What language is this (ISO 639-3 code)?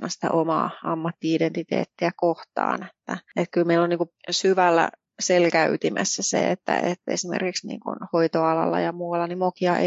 fin